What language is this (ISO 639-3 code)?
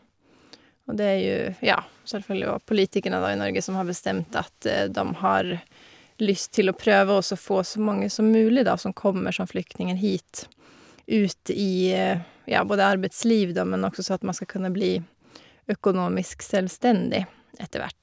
nor